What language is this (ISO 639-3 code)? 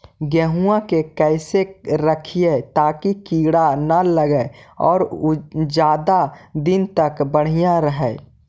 mag